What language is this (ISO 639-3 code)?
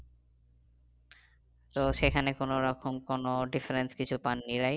ben